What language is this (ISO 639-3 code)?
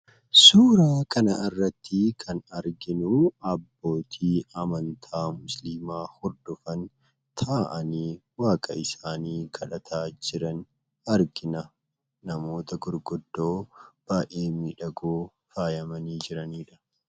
orm